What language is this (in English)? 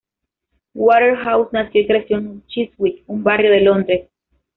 Spanish